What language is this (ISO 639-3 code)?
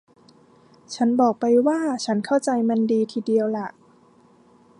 tha